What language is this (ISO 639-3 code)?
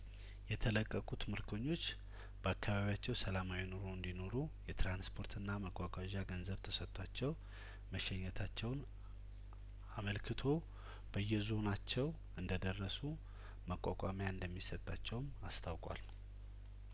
amh